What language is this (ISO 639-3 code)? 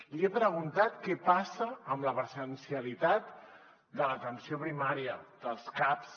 cat